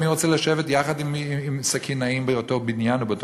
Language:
Hebrew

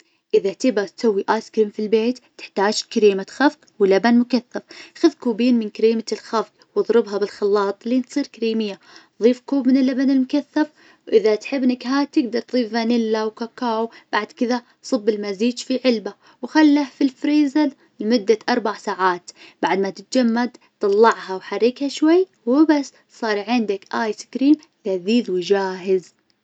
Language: Najdi Arabic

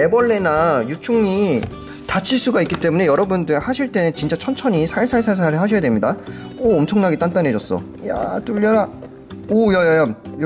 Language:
Korean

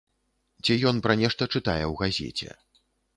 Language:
Belarusian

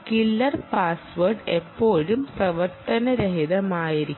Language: Malayalam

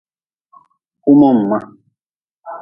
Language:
Nawdm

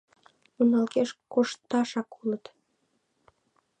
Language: Mari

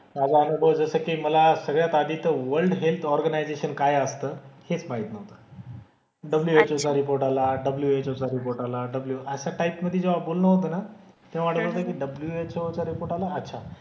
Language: Marathi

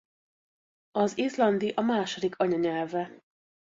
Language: Hungarian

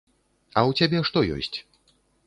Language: Belarusian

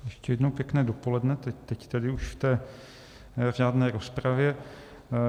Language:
Czech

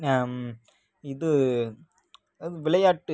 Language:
Tamil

